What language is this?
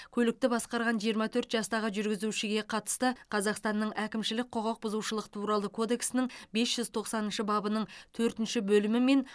Kazakh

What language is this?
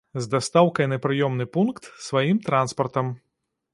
Belarusian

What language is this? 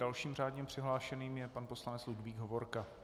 Czech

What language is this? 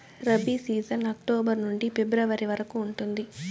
Telugu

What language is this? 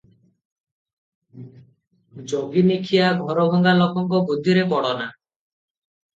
Odia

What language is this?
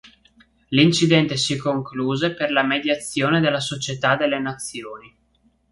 Italian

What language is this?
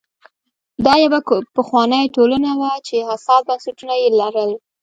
Pashto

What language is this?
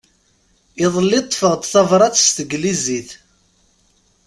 Kabyle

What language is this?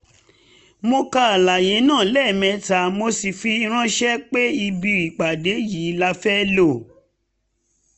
Yoruba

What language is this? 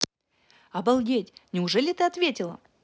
Russian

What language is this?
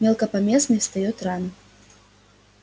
Russian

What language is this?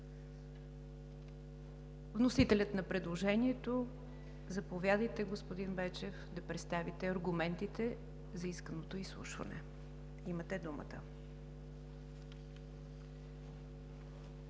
Bulgarian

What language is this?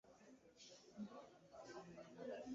Kinyarwanda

